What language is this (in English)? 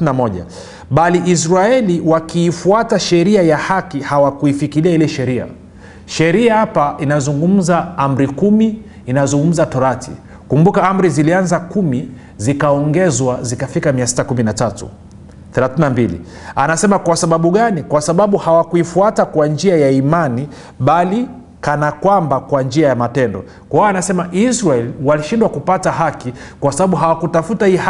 Swahili